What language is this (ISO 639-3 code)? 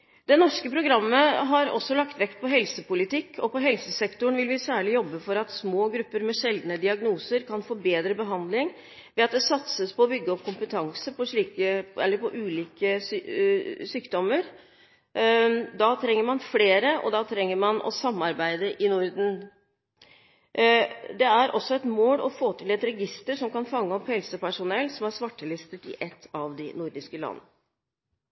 nob